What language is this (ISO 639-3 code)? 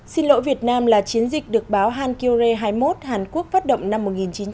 vie